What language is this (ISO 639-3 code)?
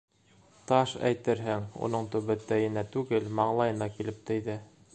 bak